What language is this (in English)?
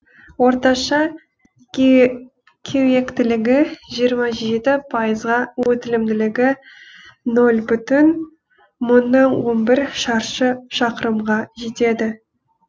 Kazakh